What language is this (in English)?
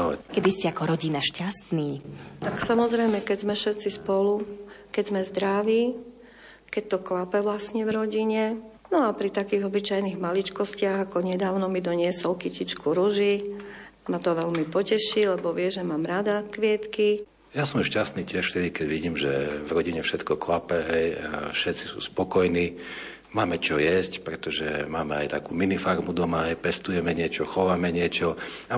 Slovak